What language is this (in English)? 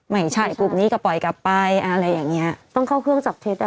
Thai